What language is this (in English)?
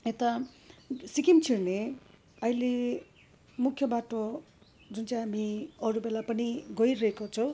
Nepali